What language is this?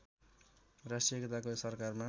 Nepali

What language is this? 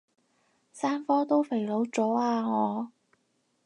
Cantonese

